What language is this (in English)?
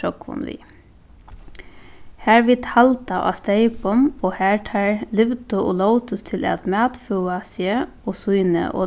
Faroese